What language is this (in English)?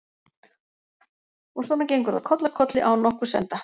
Icelandic